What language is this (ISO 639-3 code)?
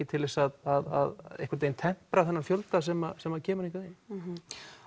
isl